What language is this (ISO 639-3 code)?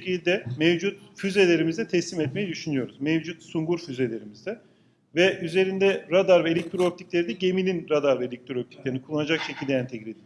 tur